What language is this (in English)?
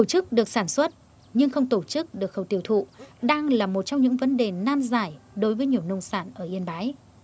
Vietnamese